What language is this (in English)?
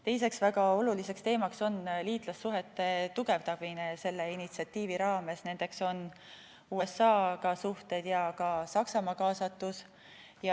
Estonian